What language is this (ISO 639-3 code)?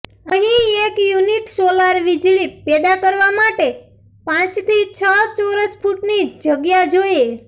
guj